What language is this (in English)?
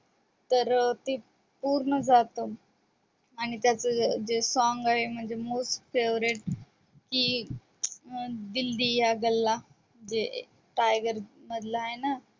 Marathi